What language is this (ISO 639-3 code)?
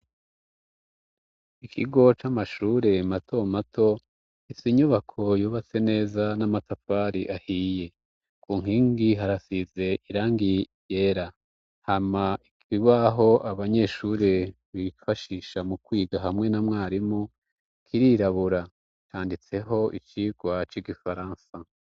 run